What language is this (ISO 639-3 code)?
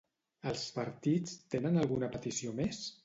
cat